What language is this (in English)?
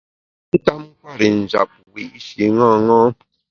Bamun